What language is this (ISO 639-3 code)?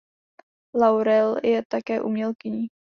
ces